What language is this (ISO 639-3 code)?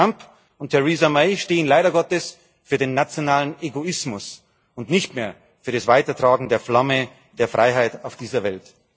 deu